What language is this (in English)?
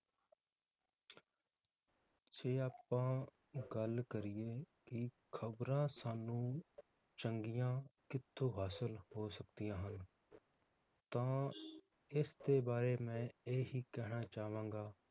Punjabi